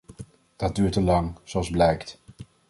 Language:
Dutch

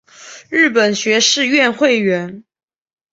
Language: Chinese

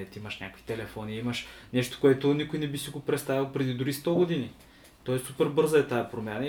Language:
Bulgarian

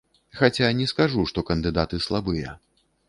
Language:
Belarusian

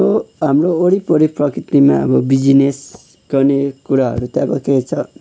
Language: Nepali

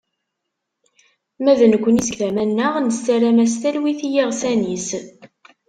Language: Kabyle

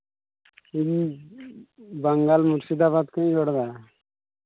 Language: Santali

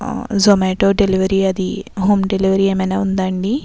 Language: Telugu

